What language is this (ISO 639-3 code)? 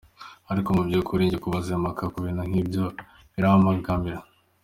kin